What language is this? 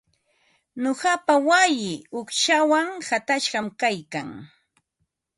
Ambo-Pasco Quechua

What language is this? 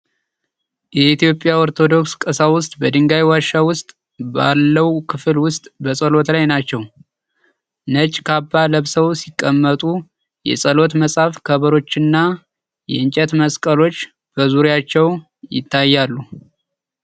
Amharic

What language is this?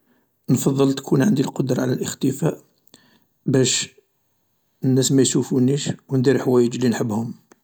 Algerian Arabic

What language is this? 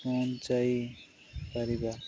Odia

